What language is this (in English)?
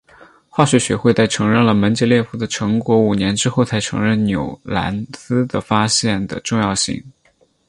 Chinese